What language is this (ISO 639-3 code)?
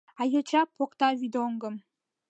chm